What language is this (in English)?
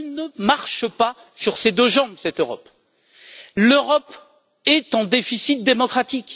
French